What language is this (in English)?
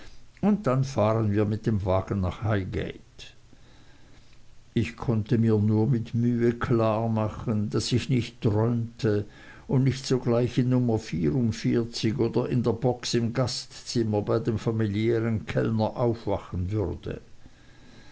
German